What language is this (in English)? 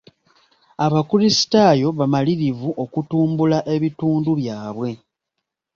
Ganda